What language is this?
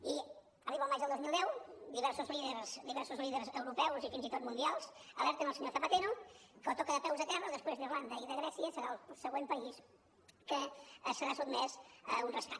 Catalan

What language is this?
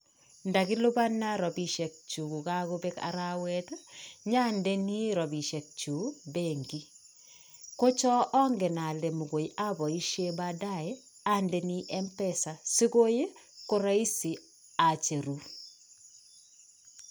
Kalenjin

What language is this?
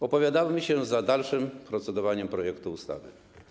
Polish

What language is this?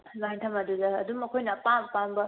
Manipuri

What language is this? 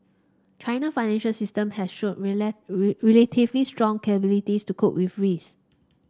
English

